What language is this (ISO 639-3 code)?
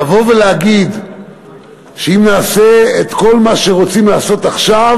heb